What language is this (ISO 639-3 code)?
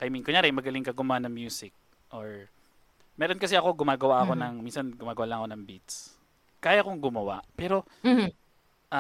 fil